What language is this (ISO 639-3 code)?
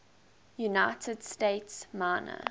eng